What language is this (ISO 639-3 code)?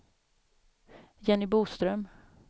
swe